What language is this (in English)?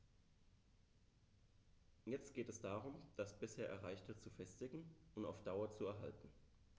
German